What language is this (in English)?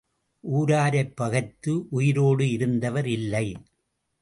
Tamil